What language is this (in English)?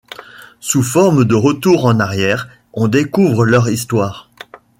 French